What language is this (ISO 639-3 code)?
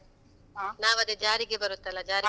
kan